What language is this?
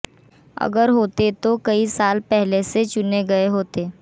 Hindi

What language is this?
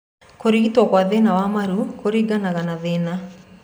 Kikuyu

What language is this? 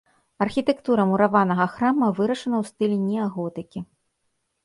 Belarusian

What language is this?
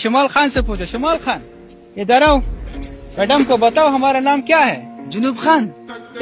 Hindi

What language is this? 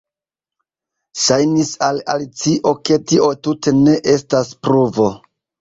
Esperanto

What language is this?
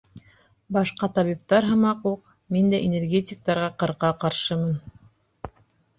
Bashkir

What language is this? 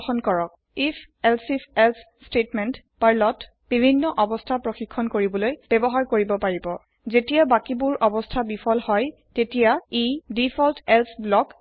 Assamese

